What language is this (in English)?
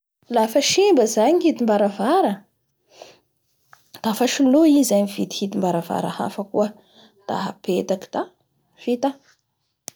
Bara Malagasy